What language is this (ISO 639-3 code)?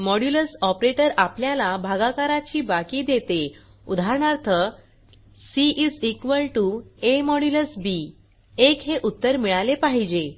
mar